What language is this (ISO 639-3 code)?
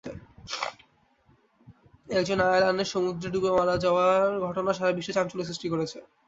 ben